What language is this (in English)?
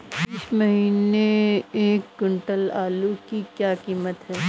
Hindi